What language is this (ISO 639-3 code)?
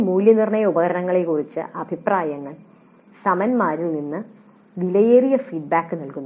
mal